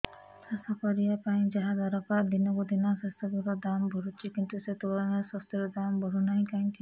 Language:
Odia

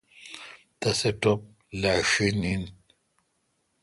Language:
Kalkoti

